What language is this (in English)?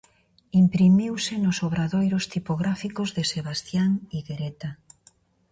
Galician